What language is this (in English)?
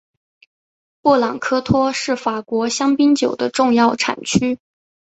Chinese